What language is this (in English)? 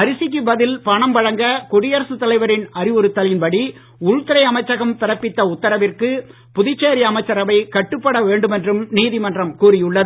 Tamil